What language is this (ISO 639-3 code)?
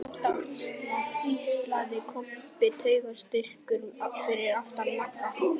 isl